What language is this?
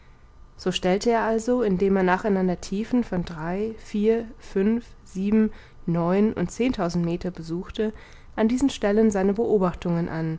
German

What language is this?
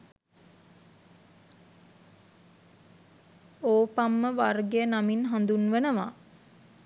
Sinhala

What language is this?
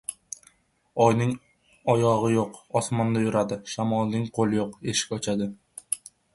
Uzbek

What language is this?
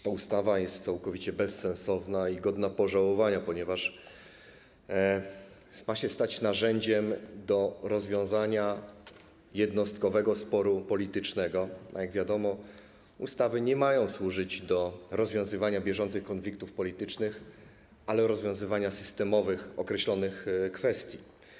Polish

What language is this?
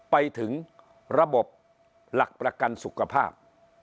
Thai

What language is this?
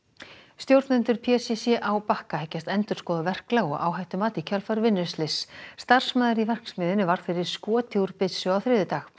Icelandic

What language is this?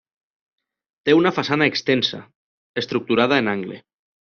Catalan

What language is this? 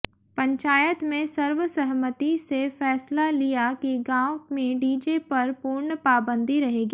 Hindi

